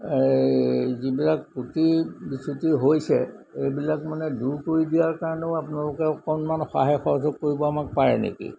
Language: Assamese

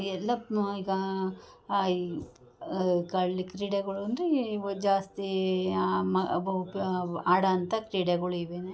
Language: Kannada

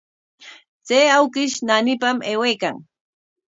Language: Corongo Ancash Quechua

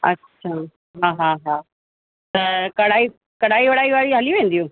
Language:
Sindhi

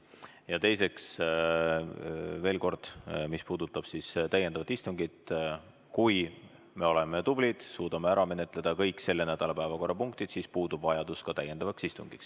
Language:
Estonian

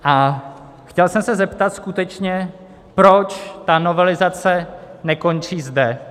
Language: Czech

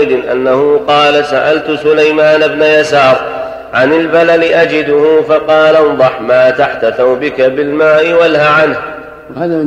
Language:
Arabic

